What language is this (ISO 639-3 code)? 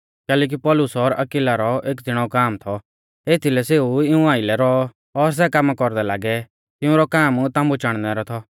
bfz